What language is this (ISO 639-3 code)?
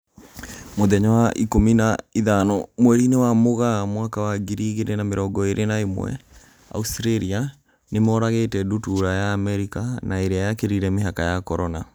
kik